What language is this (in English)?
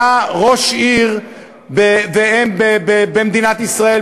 Hebrew